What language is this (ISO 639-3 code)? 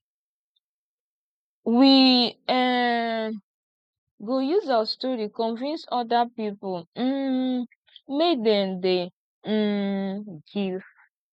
pcm